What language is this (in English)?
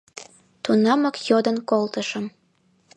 Mari